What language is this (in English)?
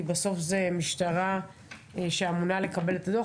Hebrew